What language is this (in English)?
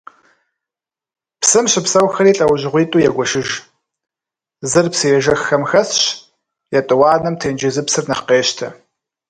Kabardian